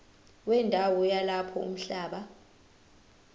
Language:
Zulu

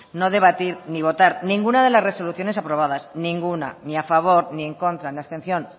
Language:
Spanish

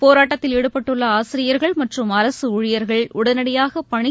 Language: Tamil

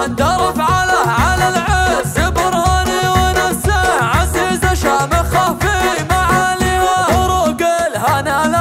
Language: Arabic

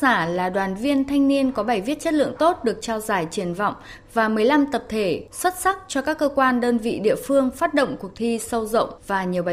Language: Vietnamese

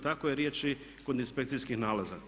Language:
Croatian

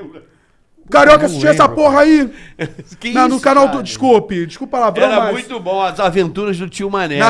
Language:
Portuguese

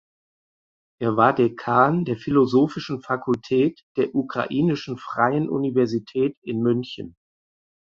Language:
German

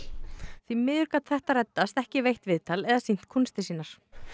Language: Icelandic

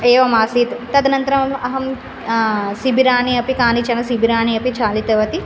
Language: Sanskrit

